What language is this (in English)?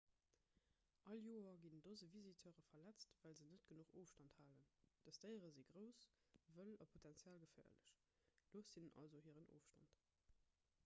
Luxembourgish